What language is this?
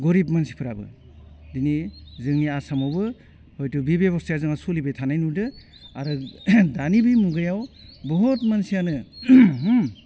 Bodo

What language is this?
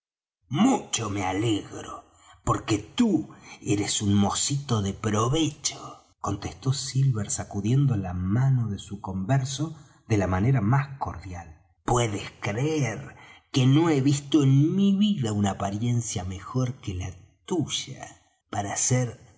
Spanish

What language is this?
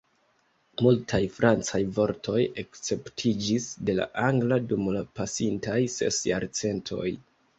Esperanto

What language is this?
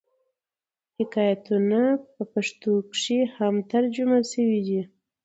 Pashto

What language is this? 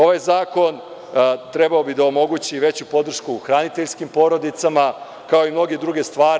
Serbian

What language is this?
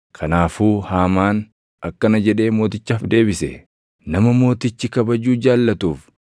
Oromo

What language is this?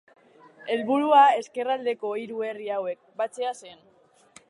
Basque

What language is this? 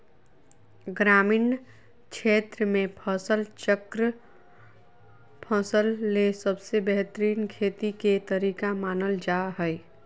Magahi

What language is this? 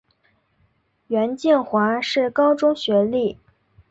Chinese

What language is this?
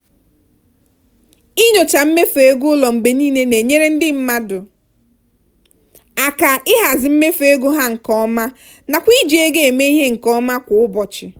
Igbo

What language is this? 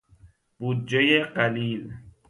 Persian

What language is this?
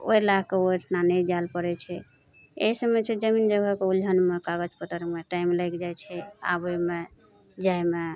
Maithili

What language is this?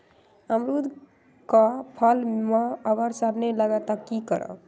Magahi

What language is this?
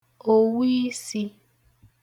Igbo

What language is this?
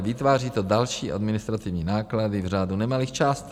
Czech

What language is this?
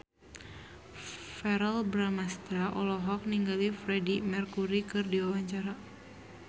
Sundanese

